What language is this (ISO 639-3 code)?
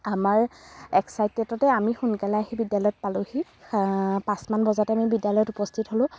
asm